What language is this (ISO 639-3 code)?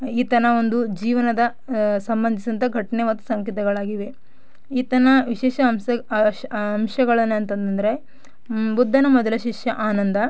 kan